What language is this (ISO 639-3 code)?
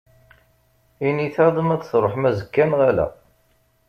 kab